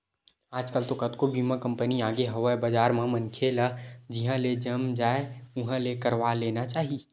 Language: Chhattisgarhi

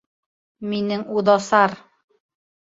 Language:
Bashkir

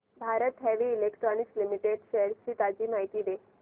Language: Marathi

